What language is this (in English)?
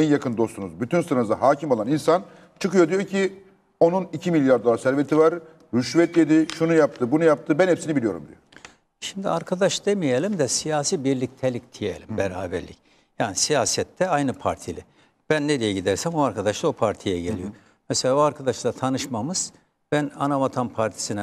Turkish